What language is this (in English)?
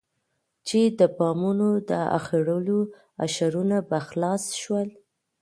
Pashto